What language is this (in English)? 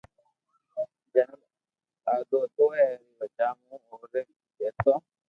Loarki